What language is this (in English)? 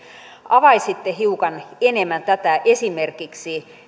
Finnish